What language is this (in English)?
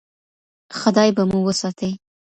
Pashto